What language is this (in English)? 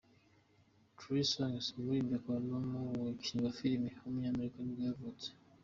Kinyarwanda